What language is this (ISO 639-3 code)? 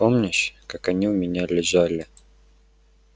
rus